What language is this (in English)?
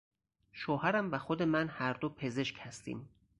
Persian